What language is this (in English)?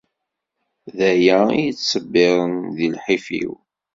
Kabyle